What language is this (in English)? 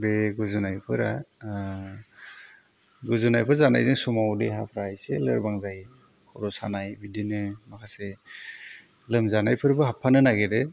Bodo